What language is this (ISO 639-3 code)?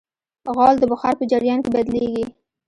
pus